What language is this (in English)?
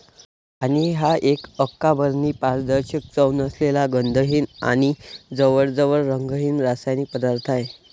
Marathi